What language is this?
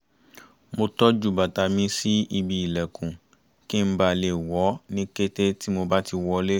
Yoruba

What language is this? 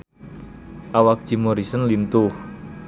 Sundanese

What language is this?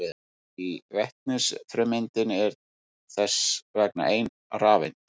Icelandic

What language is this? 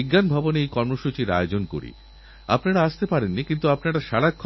Bangla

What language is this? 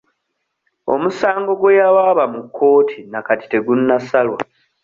Ganda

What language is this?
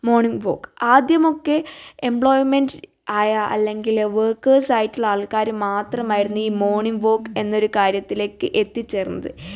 Malayalam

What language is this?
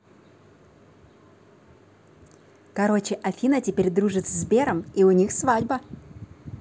Russian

